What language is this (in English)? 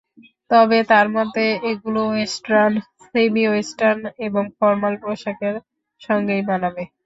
Bangla